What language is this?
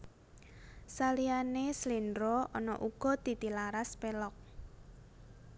Javanese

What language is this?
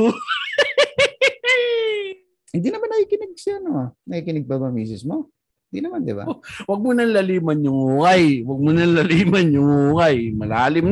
Filipino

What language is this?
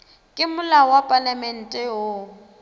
Northern Sotho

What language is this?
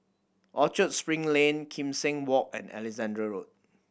English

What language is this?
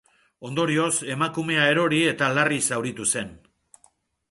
Basque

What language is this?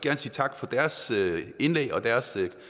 Danish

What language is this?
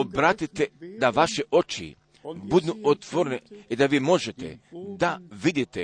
Croatian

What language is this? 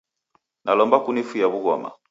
Taita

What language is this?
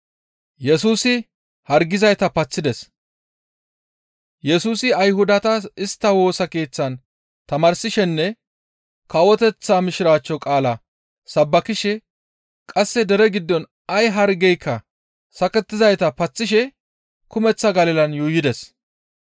Gamo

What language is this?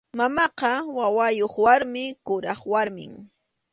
Arequipa-La Unión Quechua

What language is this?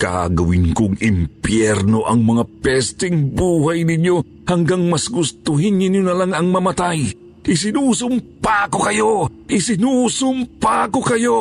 Filipino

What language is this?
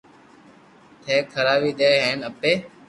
Loarki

